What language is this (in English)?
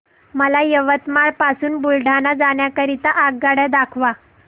Marathi